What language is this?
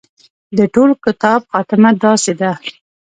Pashto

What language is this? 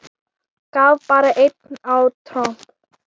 Icelandic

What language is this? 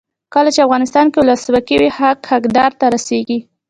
Pashto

